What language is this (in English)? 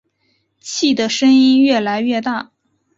Chinese